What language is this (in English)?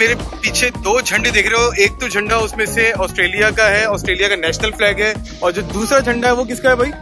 Hindi